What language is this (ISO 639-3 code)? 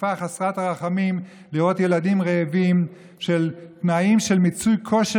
heb